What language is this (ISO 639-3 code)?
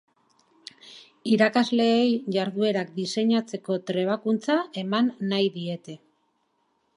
eus